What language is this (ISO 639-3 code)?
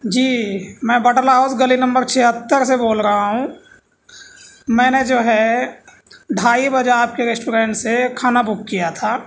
urd